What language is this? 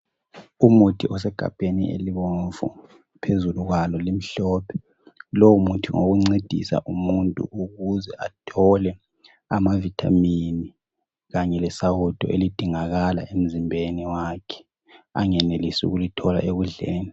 North Ndebele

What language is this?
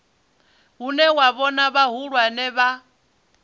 Venda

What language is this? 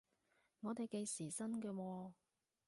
Cantonese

